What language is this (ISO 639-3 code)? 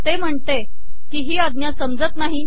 mar